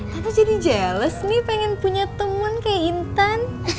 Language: Indonesian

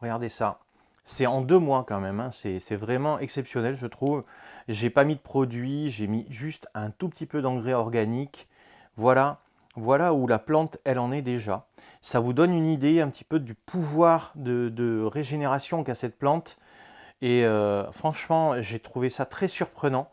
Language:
French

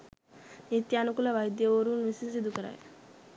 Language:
Sinhala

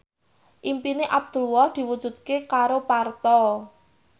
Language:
Javanese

